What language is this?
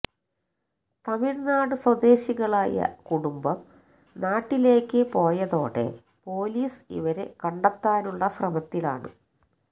Malayalam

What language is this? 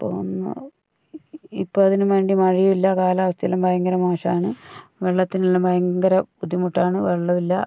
Malayalam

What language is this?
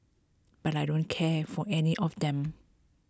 English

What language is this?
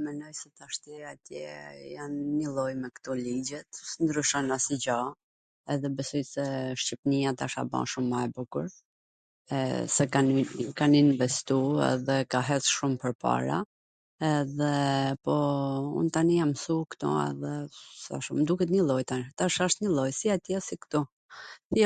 Gheg Albanian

